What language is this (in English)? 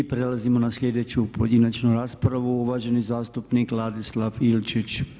Croatian